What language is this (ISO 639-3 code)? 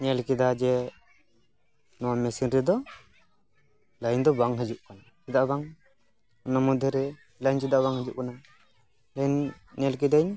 sat